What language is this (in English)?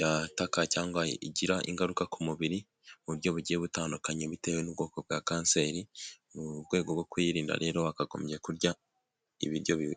Kinyarwanda